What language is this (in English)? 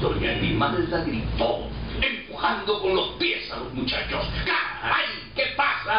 Spanish